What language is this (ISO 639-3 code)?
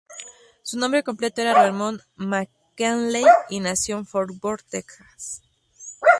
spa